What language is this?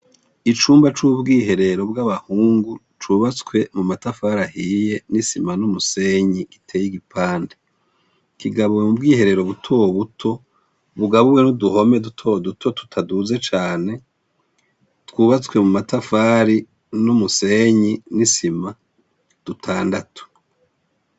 Rundi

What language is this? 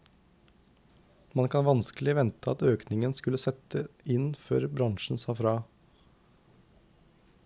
Norwegian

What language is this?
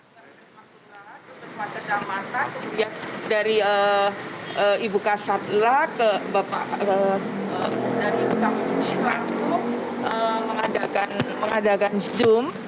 Indonesian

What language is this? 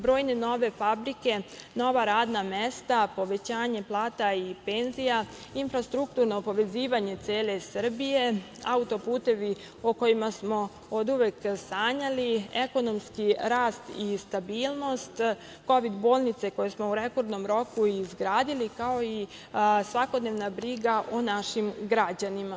Serbian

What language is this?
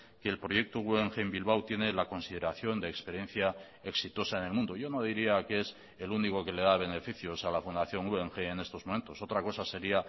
Spanish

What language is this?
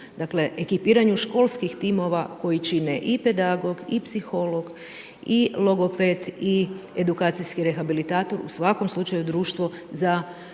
Croatian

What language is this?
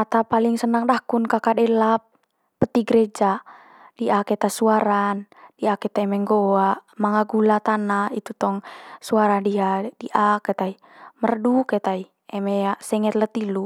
Manggarai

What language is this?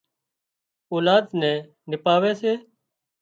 Wadiyara Koli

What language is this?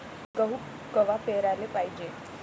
Marathi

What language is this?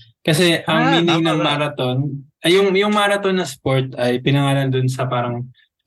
Filipino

